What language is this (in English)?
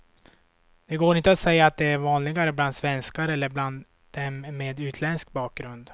Swedish